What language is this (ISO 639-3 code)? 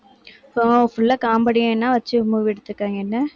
tam